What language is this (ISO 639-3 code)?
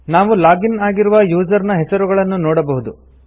kan